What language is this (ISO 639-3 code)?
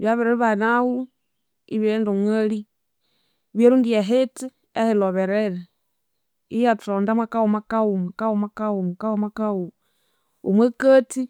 koo